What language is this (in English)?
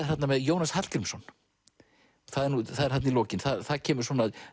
Icelandic